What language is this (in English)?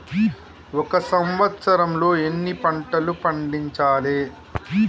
Telugu